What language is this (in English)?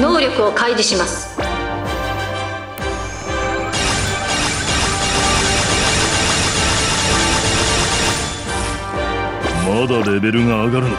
Japanese